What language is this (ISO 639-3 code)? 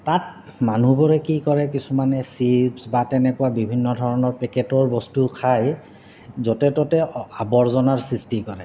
asm